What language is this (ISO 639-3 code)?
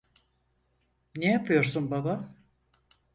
tur